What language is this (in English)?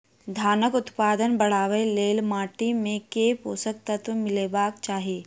Maithili